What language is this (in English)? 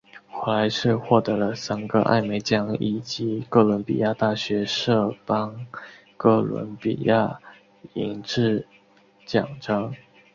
Chinese